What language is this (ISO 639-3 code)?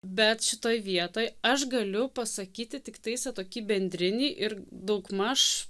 lit